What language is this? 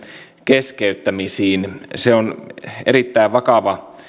Finnish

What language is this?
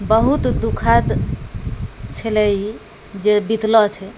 Maithili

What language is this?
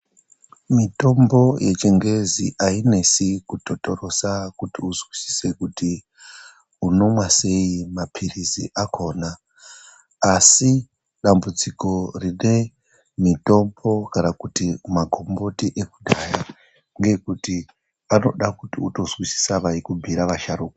Ndau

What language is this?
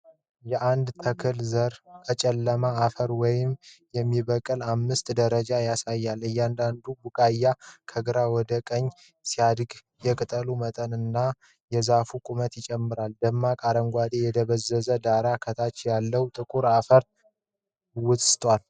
Amharic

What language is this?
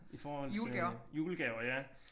Danish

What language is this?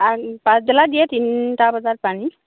Assamese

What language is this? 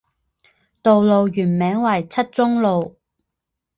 Chinese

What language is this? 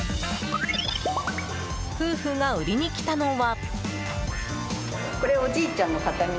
Japanese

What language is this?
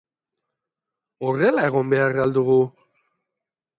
Basque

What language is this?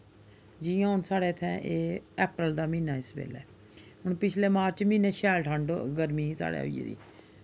Dogri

